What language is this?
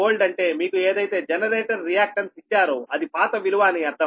Telugu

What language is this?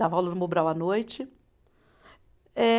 Portuguese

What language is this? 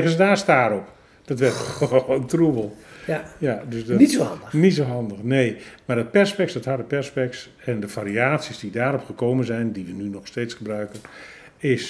Dutch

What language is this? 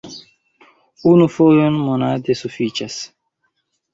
Esperanto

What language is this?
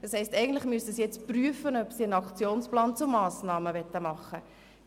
Swiss German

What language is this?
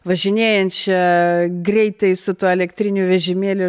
Lithuanian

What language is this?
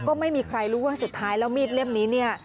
Thai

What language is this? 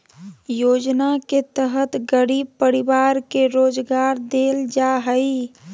Magahi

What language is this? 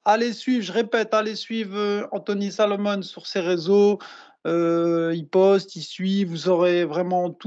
French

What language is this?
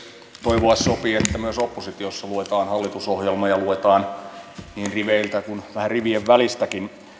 Finnish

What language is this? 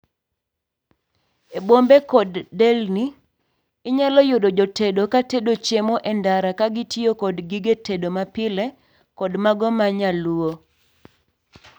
Luo (Kenya and Tanzania)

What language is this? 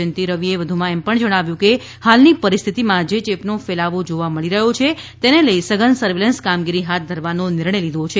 Gujarati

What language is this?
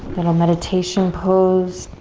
English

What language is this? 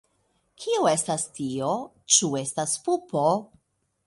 Esperanto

